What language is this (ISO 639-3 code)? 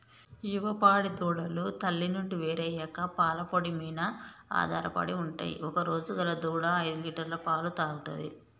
tel